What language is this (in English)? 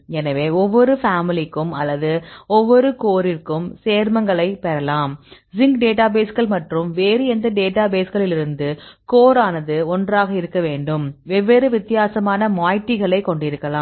Tamil